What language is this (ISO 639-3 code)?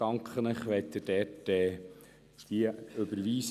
gsw